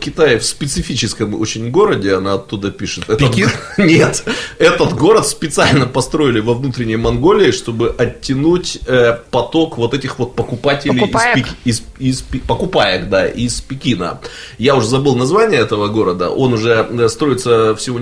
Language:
Russian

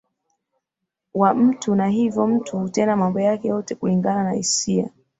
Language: Swahili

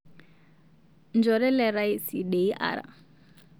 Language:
Masai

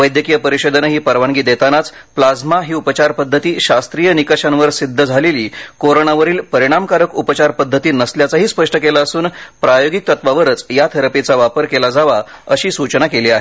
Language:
Marathi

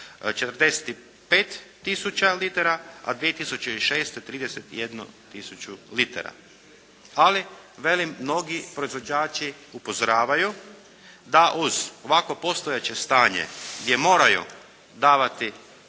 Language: Croatian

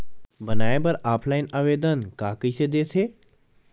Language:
Chhattisgarhi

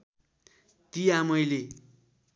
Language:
Nepali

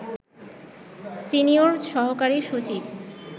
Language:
Bangla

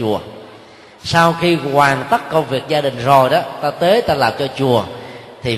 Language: Vietnamese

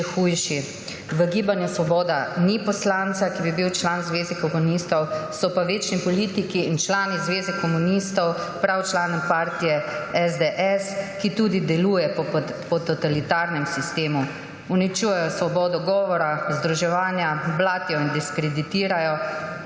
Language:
Slovenian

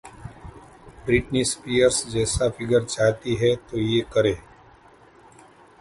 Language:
Hindi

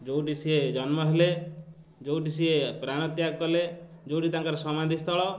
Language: Odia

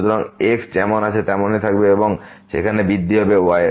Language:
Bangla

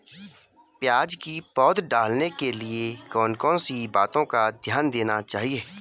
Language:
Hindi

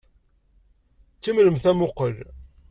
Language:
Kabyle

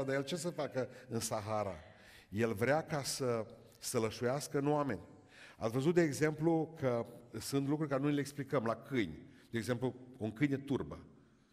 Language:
Romanian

